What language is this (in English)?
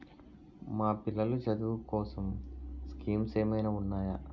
Telugu